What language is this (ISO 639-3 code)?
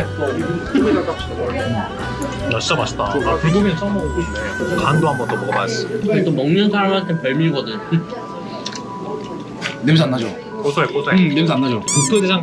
kor